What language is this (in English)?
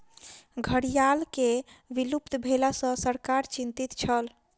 Maithili